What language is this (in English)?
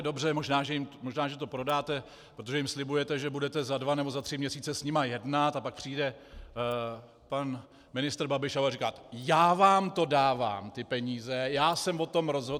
Czech